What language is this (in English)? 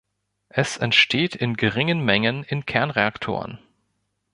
German